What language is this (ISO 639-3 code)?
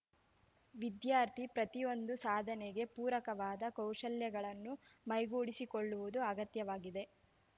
kan